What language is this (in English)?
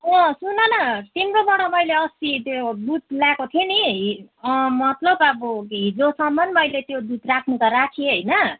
Nepali